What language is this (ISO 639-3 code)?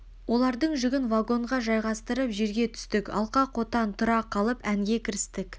kaz